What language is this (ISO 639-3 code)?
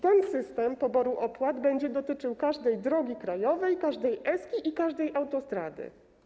pol